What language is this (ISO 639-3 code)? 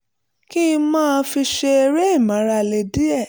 yor